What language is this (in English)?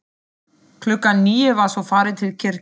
Icelandic